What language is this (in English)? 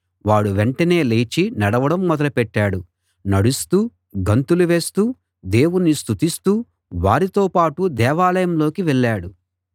Telugu